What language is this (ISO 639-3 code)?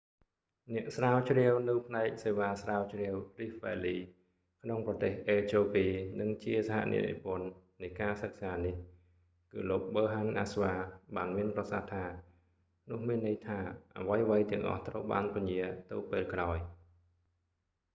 khm